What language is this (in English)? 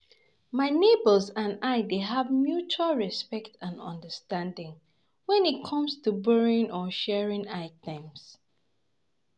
Nigerian Pidgin